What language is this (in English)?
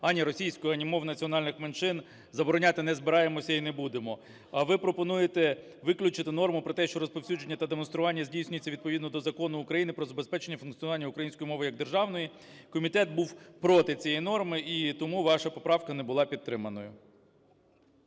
Ukrainian